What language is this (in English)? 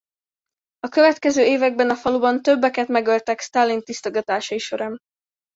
Hungarian